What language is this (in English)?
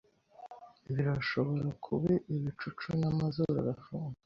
Kinyarwanda